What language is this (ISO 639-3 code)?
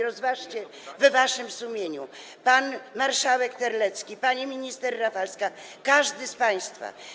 pol